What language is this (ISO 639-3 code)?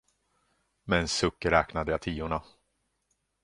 swe